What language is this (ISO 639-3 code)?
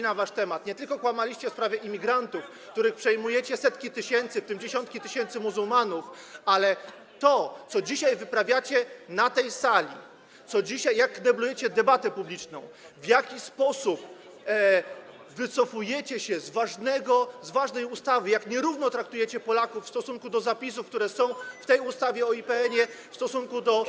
pol